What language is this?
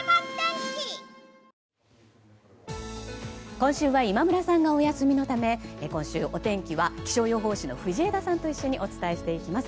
Japanese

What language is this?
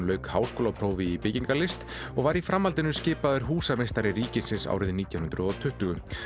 Icelandic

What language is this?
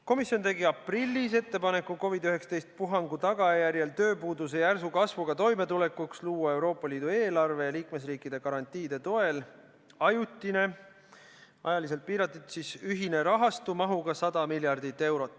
Estonian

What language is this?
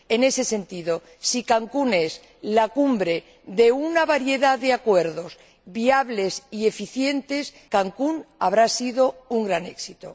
Spanish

